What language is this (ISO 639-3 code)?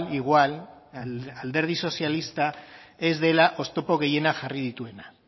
eus